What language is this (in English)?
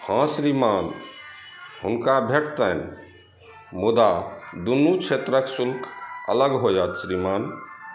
Maithili